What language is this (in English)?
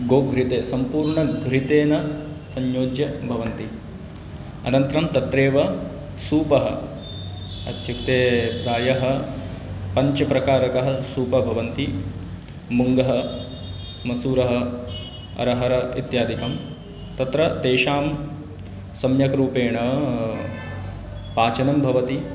Sanskrit